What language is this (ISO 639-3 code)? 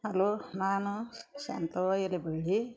kan